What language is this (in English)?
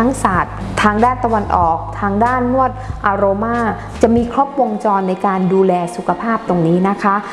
Thai